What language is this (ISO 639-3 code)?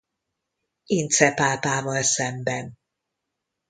hun